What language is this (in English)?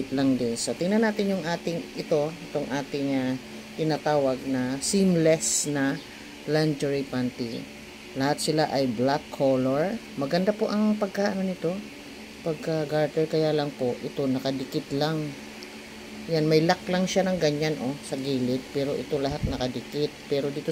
Filipino